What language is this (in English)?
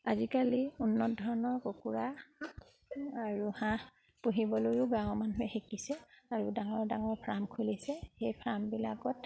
Assamese